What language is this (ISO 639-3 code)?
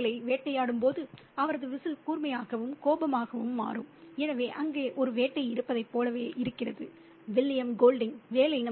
tam